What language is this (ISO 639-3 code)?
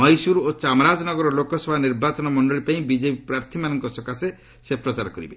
ori